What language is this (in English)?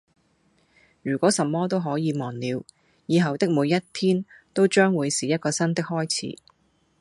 Cantonese